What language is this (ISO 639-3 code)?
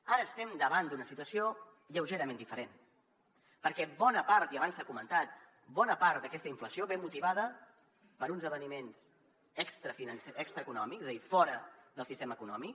cat